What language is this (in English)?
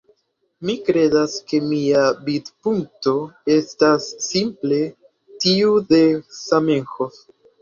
Esperanto